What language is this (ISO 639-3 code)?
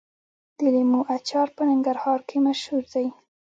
pus